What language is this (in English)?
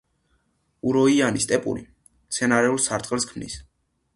Georgian